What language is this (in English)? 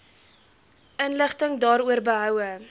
Afrikaans